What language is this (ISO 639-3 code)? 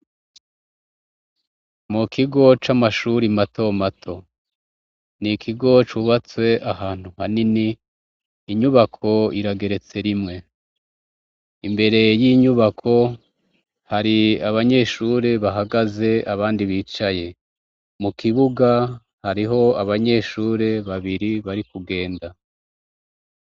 run